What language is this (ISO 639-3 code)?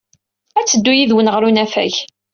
kab